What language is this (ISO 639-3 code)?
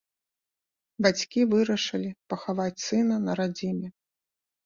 bel